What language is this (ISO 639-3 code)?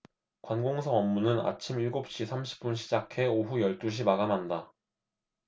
kor